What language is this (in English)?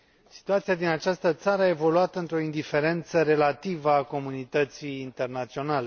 Romanian